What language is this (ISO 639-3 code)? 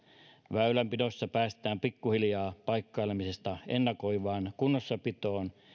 fin